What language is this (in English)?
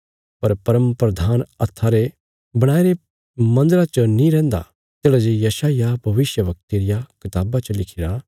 Bilaspuri